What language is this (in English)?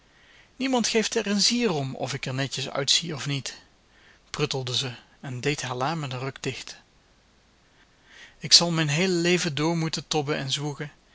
Dutch